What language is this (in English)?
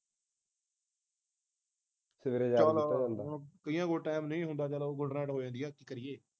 Punjabi